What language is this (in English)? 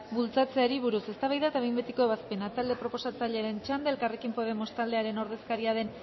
Basque